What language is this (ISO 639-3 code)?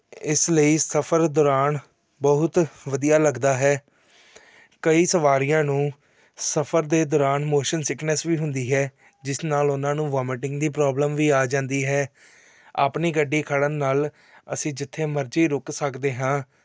pan